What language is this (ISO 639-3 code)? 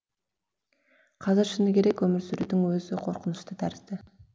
kaz